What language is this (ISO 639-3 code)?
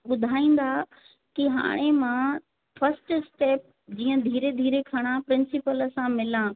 snd